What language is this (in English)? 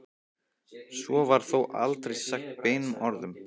Icelandic